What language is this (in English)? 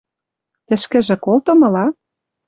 Western Mari